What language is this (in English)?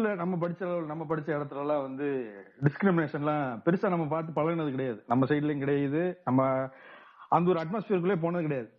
Tamil